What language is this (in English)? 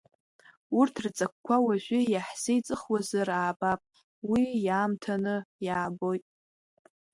Abkhazian